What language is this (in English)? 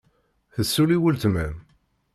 Kabyle